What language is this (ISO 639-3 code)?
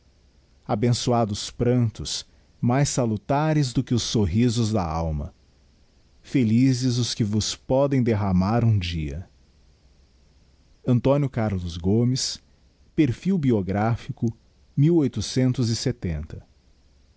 por